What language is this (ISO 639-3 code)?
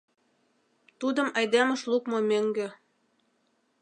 chm